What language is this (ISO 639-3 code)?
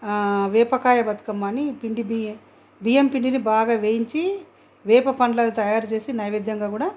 tel